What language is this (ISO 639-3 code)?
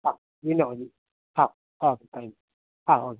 mal